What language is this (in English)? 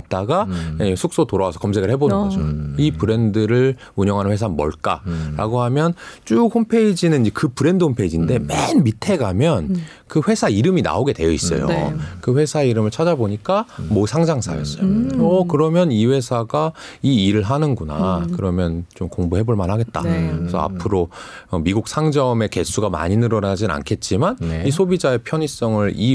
Korean